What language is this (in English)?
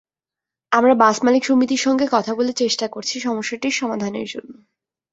Bangla